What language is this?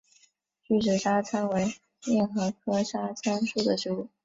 Chinese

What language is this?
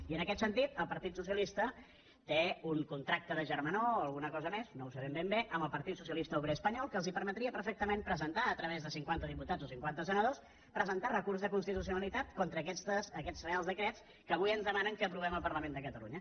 Catalan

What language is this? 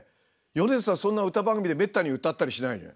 Japanese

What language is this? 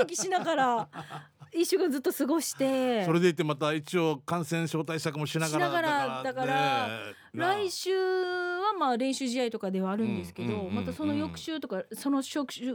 Japanese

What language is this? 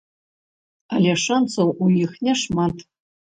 Belarusian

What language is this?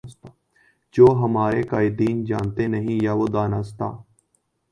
Urdu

